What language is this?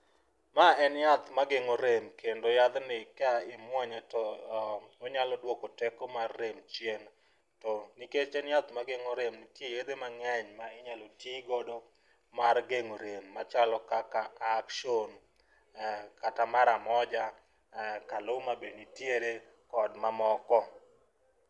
Luo (Kenya and Tanzania)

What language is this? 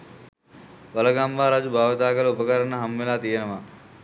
Sinhala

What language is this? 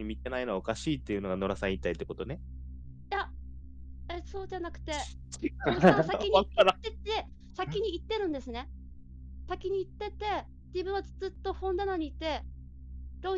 Japanese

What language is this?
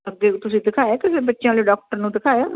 Punjabi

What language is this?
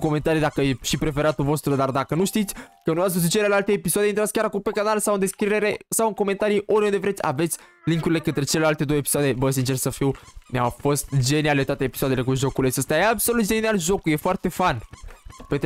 Romanian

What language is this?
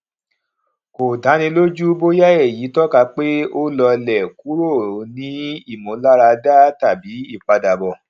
Yoruba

